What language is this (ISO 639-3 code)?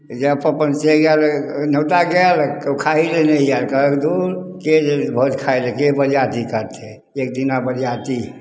mai